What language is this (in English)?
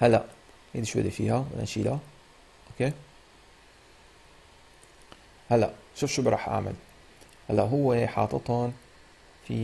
Arabic